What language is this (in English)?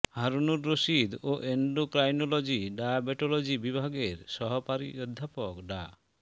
Bangla